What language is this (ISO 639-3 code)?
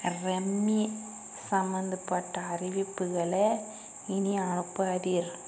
tam